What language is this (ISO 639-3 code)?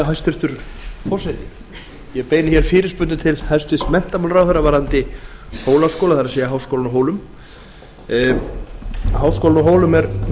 isl